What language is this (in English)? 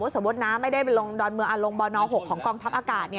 Thai